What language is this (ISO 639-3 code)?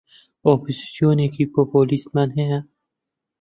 ckb